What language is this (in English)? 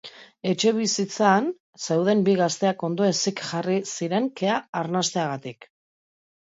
Basque